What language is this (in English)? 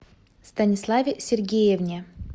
Russian